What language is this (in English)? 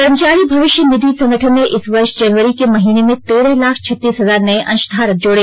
Hindi